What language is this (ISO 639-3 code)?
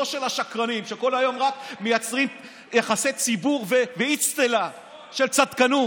heb